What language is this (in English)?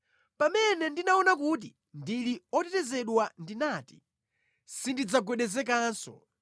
Nyanja